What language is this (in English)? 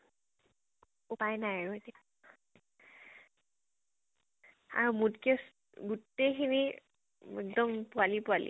Assamese